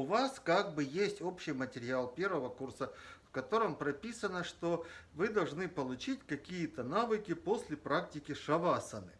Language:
Russian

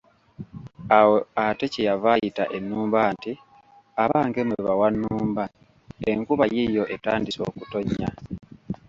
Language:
Ganda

